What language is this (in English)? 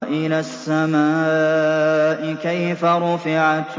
Arabic